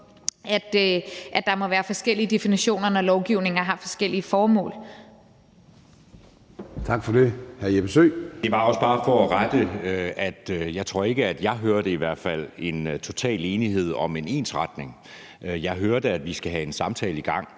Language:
Danish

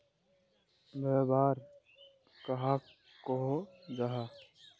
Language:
Magahi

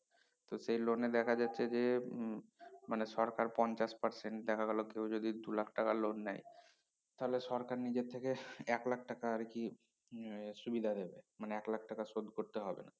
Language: Bangla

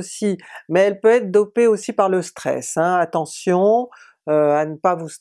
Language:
French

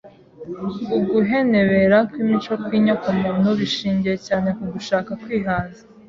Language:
Kinyarwanda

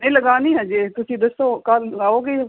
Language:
Punjabi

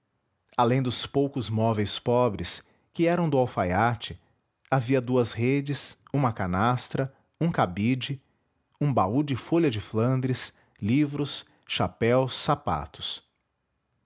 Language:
Portuguese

